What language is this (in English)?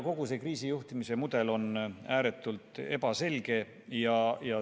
Estonian